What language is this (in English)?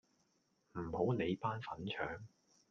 Cantonese